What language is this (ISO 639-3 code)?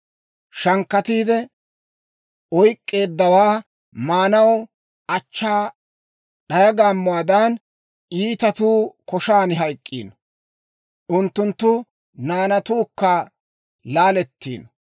dwr